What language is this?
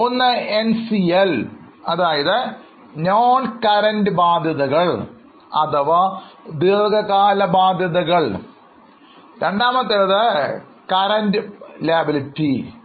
Malayalam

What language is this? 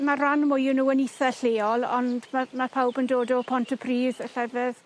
Welsh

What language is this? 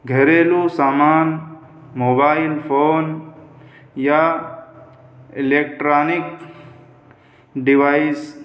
Urdu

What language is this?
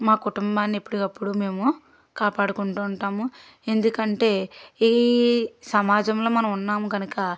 Telugu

